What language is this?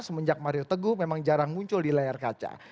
Indonesian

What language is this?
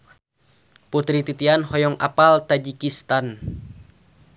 Sundanese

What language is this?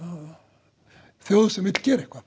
Icelandic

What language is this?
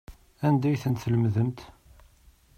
Kabyle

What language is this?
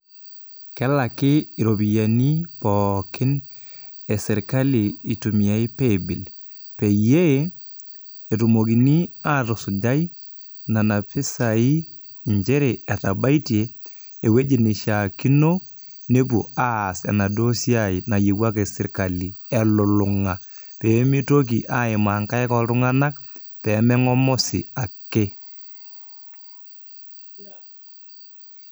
Masai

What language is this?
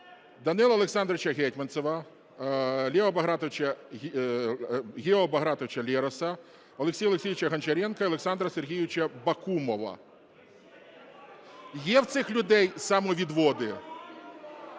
Ukrainian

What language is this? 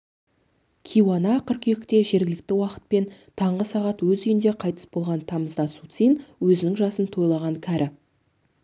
Kazakh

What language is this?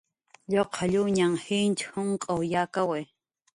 Jaqaru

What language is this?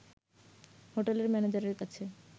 Bangla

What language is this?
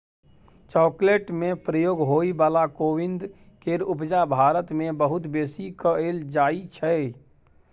Maithili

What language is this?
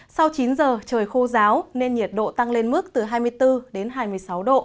Vietnamese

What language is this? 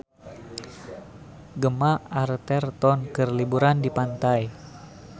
Sundanese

